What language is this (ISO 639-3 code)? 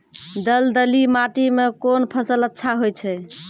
mai